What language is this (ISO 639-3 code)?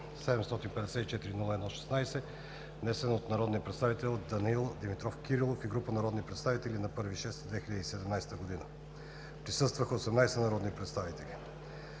bul